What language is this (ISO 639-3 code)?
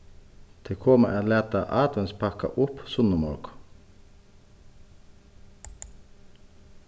fao